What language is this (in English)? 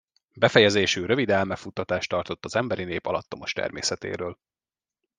Hungarian